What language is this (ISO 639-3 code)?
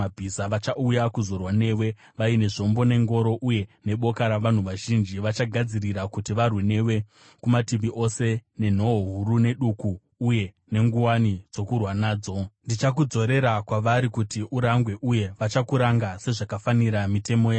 sna